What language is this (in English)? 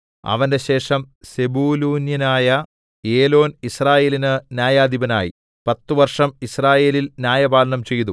Malayalam